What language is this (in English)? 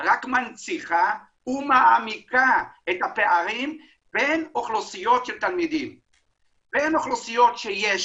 Hebrew